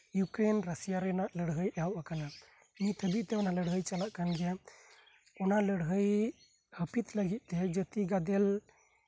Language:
Santali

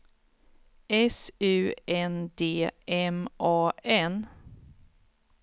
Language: Swedish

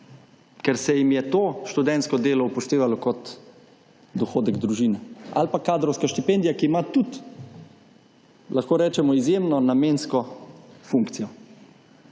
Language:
Slovenian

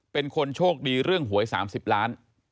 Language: Thai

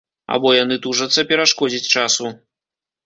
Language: Belarusian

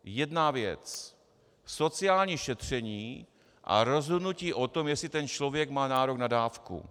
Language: Czech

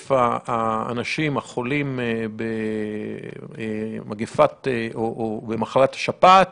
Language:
Hebrew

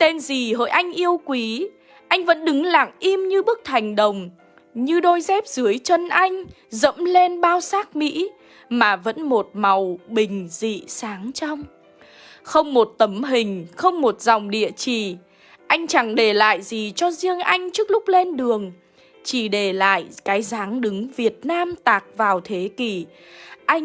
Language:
Vietnamese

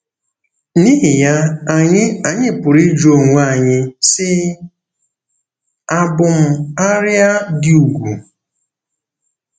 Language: Igbo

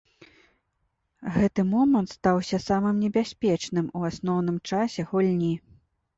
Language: Belarusian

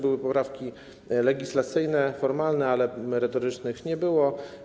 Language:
Polish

